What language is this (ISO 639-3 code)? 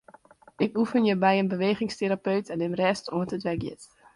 fry